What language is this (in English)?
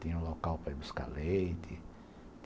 Portuguese